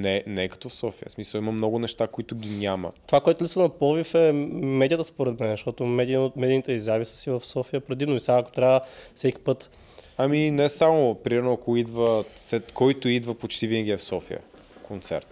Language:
Bulgarian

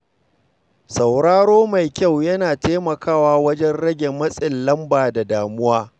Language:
Hausa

